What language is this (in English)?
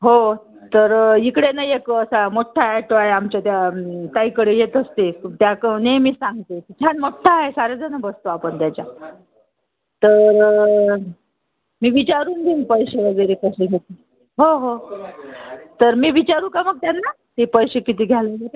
Marathi